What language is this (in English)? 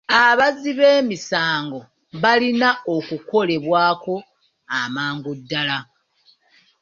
Ganda